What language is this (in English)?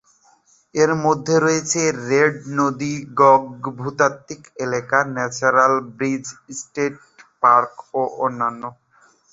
Bangla